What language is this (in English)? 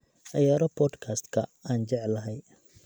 Somali